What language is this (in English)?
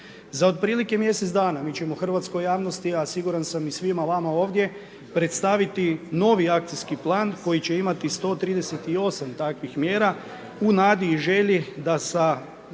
Croatian